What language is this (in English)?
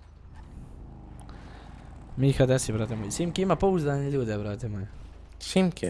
Bosnian